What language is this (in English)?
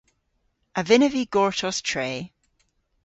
Cornish